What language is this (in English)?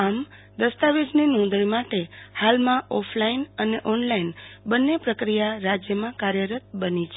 Gujarati